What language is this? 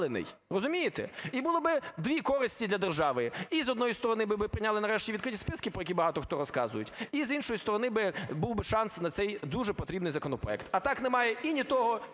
Ukrainian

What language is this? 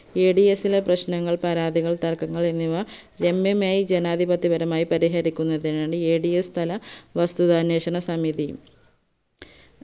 Malayalam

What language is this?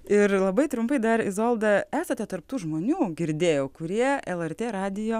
Lithuanian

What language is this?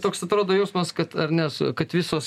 Lithuanian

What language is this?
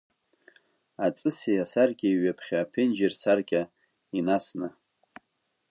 Abkhazian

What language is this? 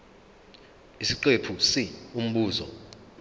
Zulu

